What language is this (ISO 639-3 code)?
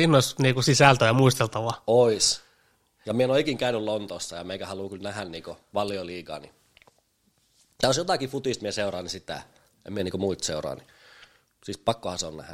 fin